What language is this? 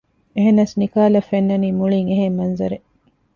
Divehi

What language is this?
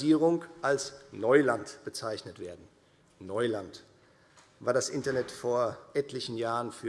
German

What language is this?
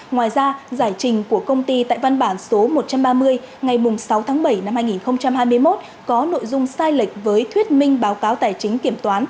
Vietnamese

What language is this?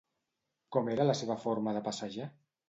Catalan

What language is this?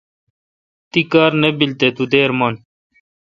Kalkoti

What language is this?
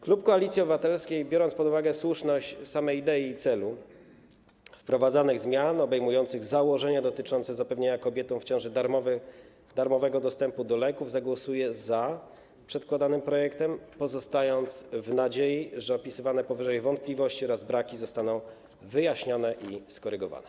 Polish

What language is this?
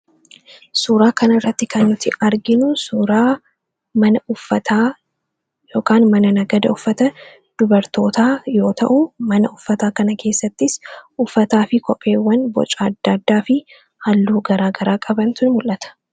Oromo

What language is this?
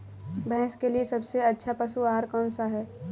Hindi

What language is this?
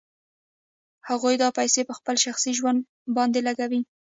Pashto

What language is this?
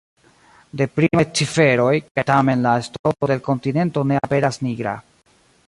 Esperanto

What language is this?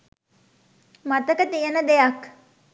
Sinhala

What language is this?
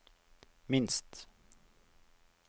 Norwegian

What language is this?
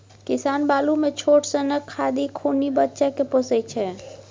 Maithili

